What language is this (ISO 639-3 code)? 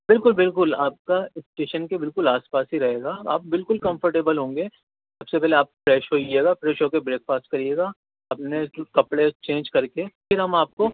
urd